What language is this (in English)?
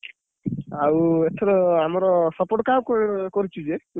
Odia